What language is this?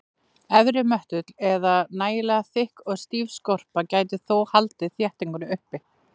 Icelandic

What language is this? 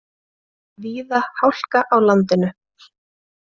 Icelandic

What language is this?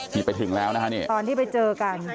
Thai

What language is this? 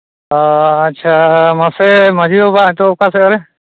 Santali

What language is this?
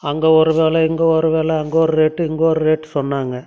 Tamil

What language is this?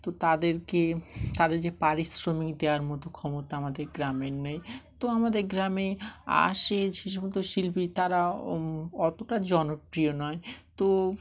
Bangla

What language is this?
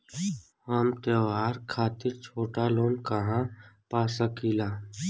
Bhojpuri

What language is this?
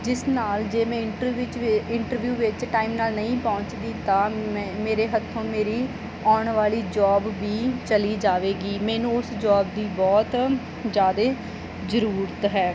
Punjabi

